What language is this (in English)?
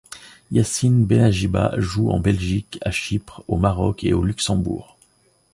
French